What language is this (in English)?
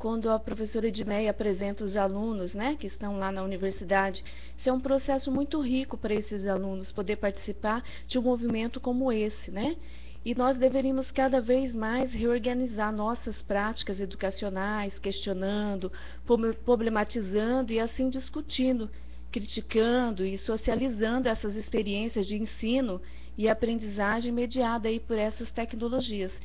Portuguese